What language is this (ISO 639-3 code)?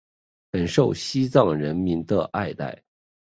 zho